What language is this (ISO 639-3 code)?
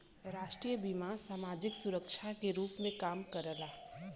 bho